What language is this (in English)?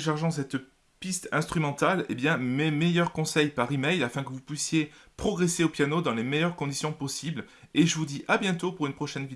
French